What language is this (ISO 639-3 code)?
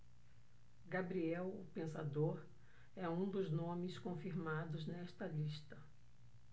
por